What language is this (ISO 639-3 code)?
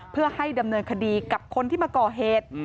tha